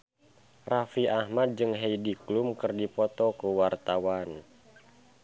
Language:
Sundanese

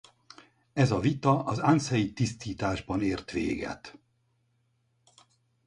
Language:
Hungarian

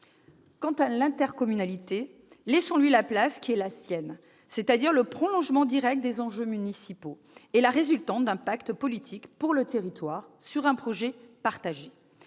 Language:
French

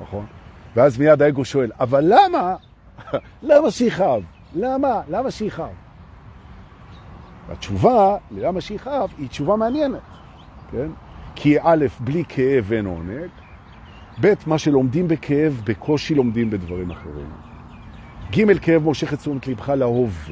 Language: Hebrew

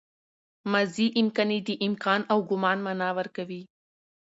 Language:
Pashto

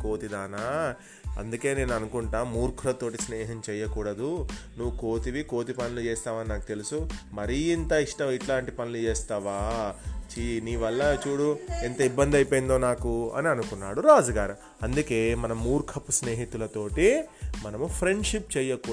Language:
Telugu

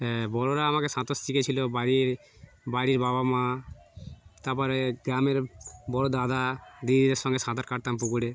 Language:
Bangla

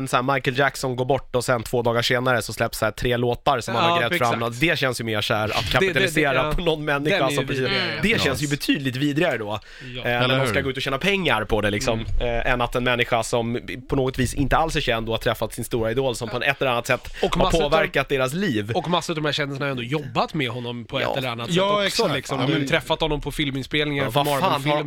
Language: Swedish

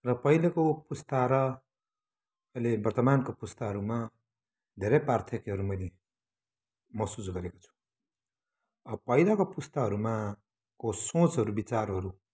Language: Nepali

